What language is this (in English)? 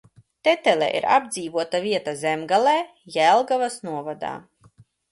Latvian